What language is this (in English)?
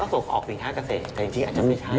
Thai